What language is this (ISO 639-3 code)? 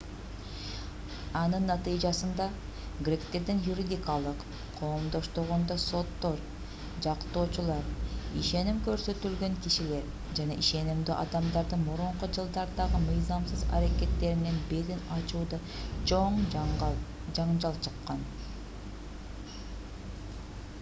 kir